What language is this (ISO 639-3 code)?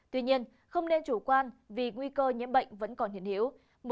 vie